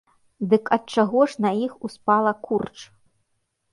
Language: Belarusian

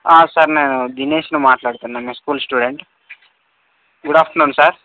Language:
Telugu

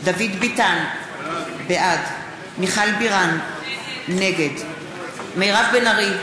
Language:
Hebrew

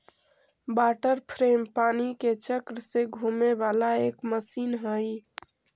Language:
Magahi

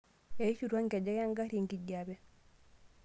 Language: Masai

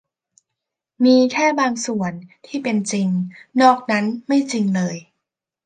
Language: Thai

